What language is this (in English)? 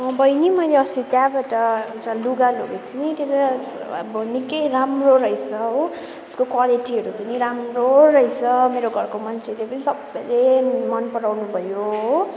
Nepali